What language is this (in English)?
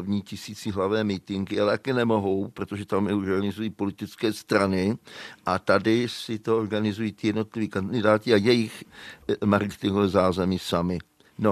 Czech